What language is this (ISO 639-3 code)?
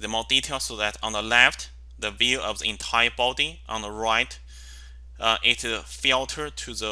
eng